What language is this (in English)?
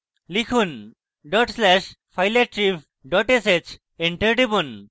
Bangla